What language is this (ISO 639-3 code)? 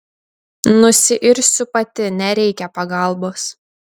lit